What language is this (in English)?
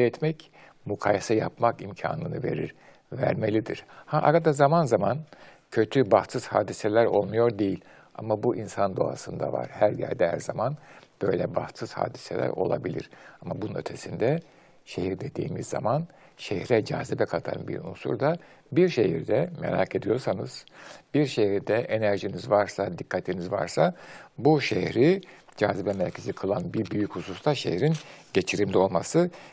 Turkish